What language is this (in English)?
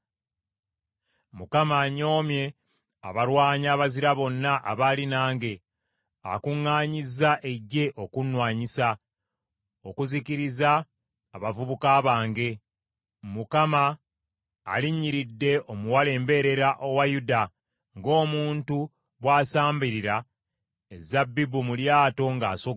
Ganda